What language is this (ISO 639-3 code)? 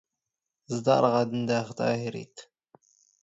zgh